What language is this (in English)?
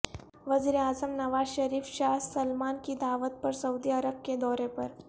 Urdu